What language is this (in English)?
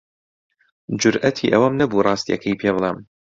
Central Kurdish